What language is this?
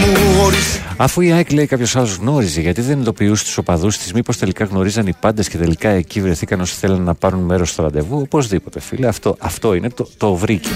Greek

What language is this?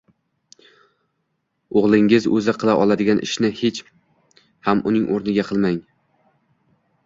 Uzbek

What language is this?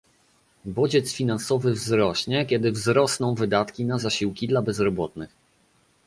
Polish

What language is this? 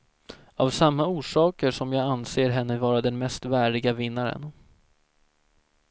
Swedish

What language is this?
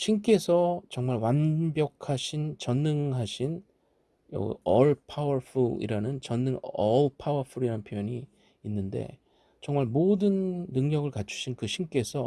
Korean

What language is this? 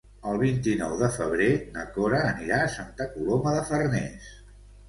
Catalan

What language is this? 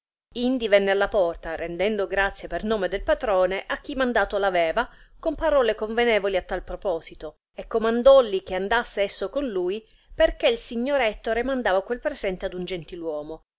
Italian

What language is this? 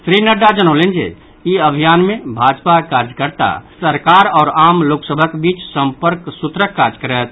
Maithili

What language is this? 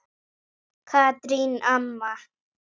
Icelandic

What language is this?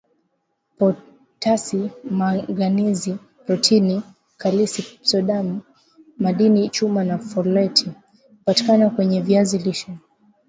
Swahili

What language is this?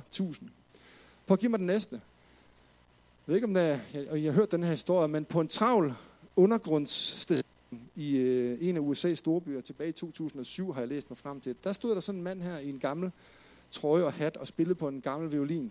Danish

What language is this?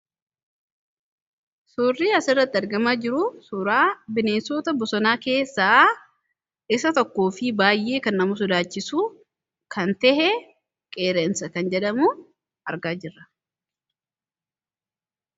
Oromo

